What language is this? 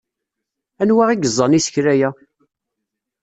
Kabyle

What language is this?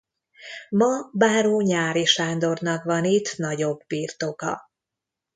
Hungarian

